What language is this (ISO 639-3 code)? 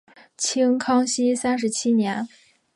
zho